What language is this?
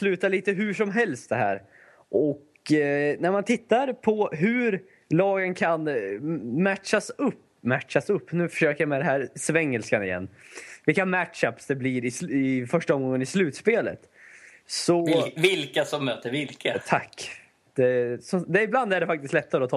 Swedish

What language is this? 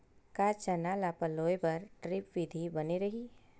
Chhattisgarhi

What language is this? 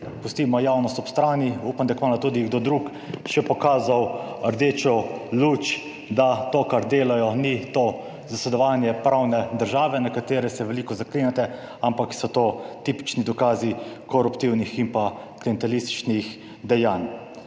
Slovenian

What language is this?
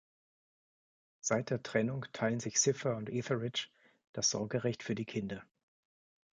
German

